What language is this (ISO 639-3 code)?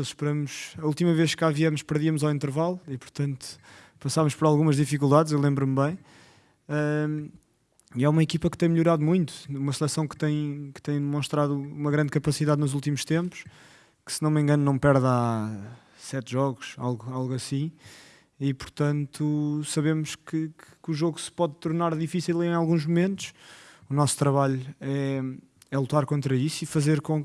por